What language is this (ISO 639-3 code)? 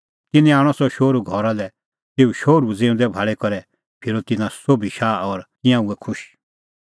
kfx